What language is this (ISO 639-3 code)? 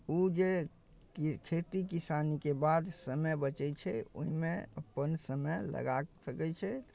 mai